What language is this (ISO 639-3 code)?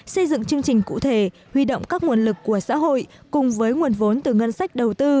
vie